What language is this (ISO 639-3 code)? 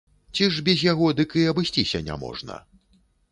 bel